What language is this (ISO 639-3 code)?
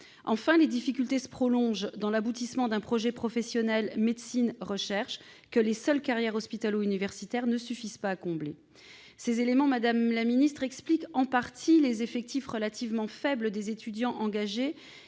fra